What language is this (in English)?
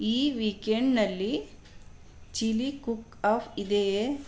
Kannada